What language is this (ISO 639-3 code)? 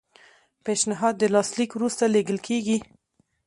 pus